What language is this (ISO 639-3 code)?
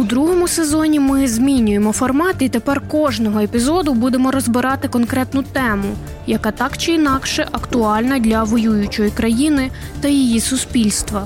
ukr